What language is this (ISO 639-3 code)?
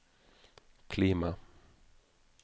nor